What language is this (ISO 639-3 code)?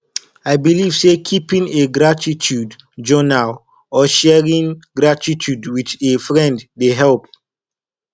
pcm